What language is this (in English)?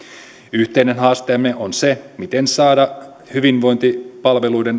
Finnish